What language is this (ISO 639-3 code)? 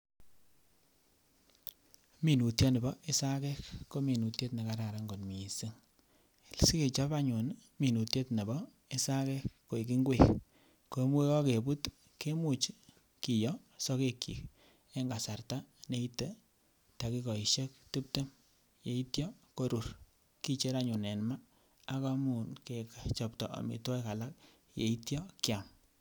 kln